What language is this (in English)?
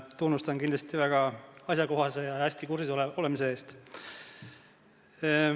Estonian